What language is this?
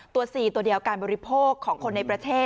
Thai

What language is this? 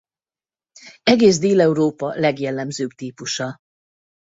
Hungarian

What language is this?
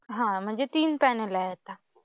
Marathi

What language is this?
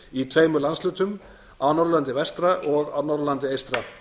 Icelandic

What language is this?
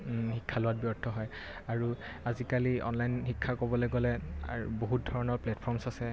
Assamese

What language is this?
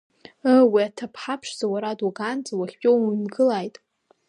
Abkhazian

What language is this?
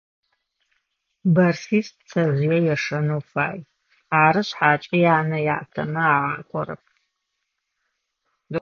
Adyghe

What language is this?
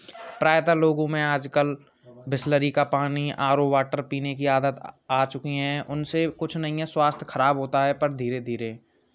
Hindi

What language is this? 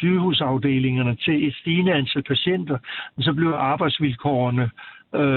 Danish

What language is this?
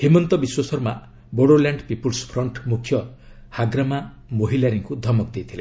Odia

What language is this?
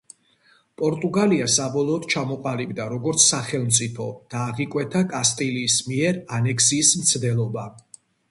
Georgian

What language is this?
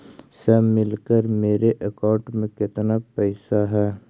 Magahi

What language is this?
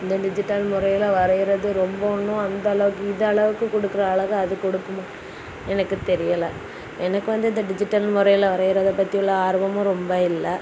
Tamil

